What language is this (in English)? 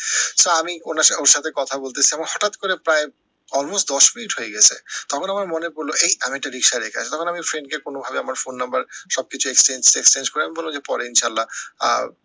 Bangla